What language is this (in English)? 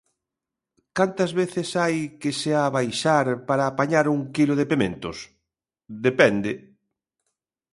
Galician